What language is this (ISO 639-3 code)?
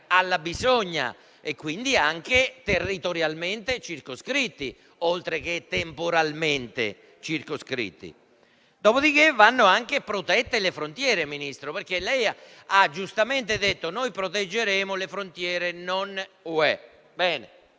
ita